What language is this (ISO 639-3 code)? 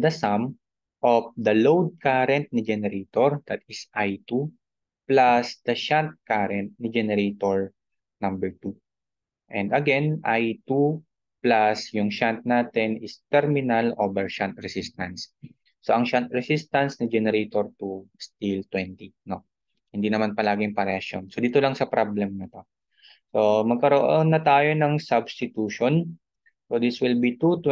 fil